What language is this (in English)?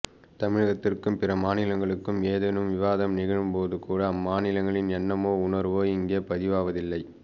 Tamil